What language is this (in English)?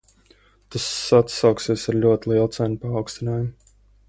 Latvian